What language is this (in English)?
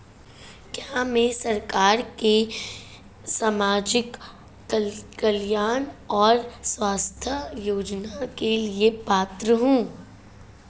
Hindi